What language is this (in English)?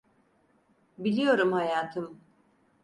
Turkish